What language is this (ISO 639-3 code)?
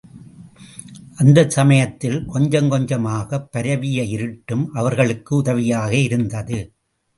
tam